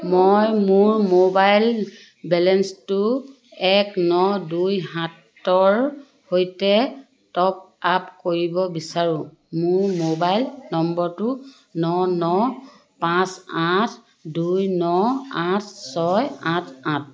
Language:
Assamese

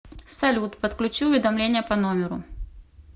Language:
Russian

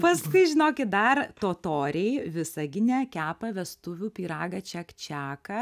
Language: Lithuanian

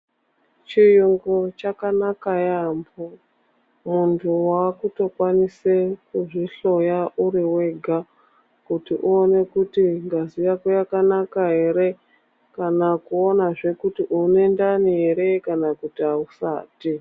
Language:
Ndau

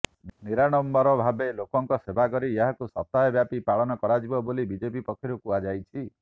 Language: Odia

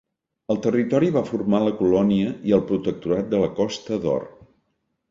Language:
Catalan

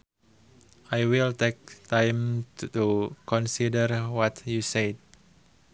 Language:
Sundanese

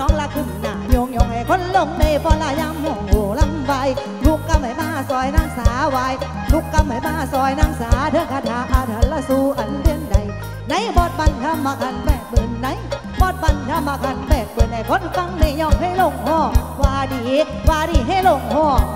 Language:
Thai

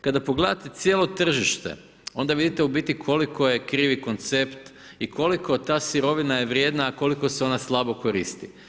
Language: Croatian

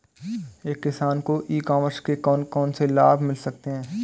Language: Hindi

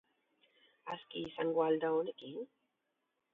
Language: Basque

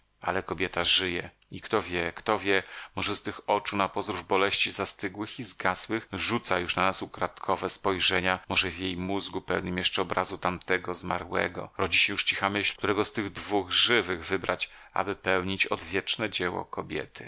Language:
Polish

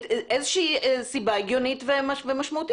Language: Hebrew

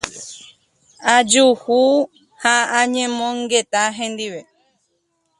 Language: Guarani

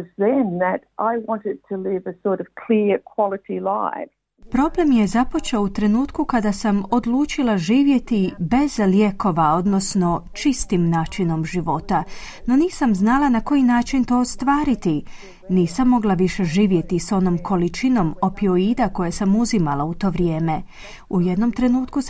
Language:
Croatian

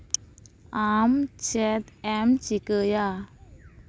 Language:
Santali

